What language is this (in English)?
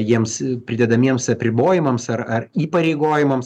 Lithuanian